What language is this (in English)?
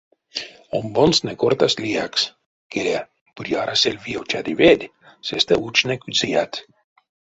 Erzya